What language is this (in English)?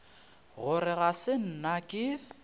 Northern Sotho